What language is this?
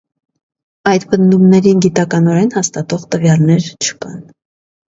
Armenian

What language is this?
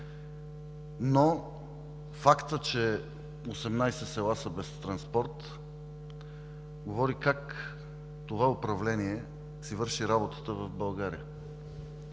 Bulgarian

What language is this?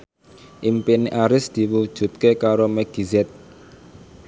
Javanese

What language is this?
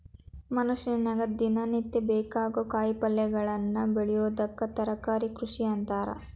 Kannada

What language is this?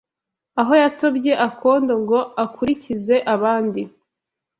Kinyarwanda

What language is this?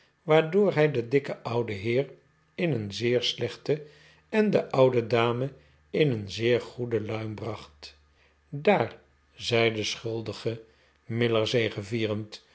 Dutch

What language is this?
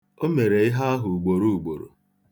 Igbo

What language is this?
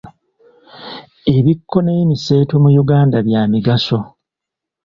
Ganda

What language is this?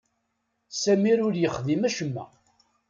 Kabyle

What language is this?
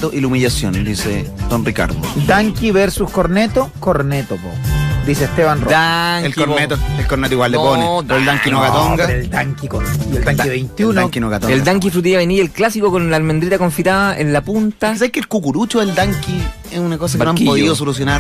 Spanish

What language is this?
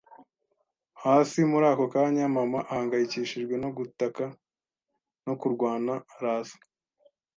Kinyarwanda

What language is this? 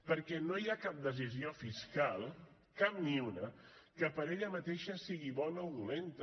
Catalan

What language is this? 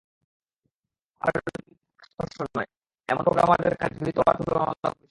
Bangla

